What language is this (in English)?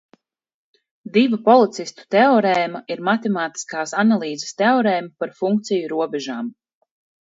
Latvian